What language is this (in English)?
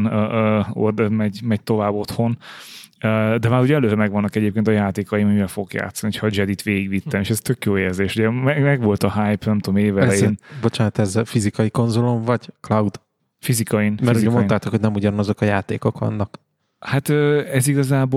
Hungarian